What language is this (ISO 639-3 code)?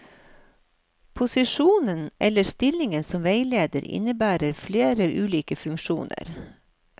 nor